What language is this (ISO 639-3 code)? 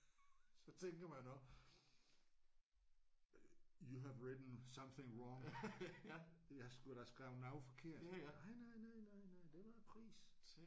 dan